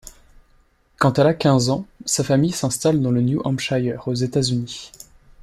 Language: French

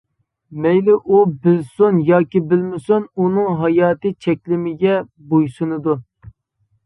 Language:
Uyghur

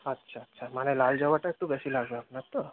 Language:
Bangla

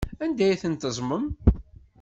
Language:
Kabyle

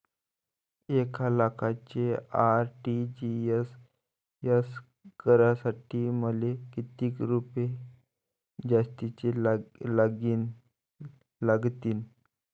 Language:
Marathi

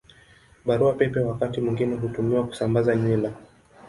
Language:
Swahili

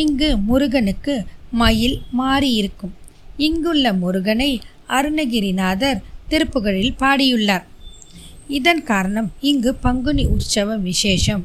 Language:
Tamil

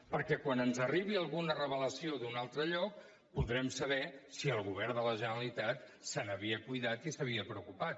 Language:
Catalan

